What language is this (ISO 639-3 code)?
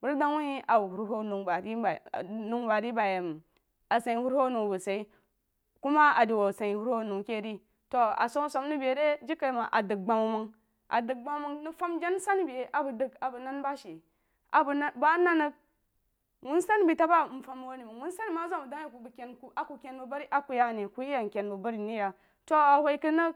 juo